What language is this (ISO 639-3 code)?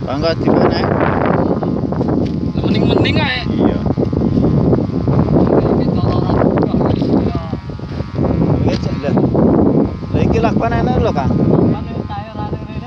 ind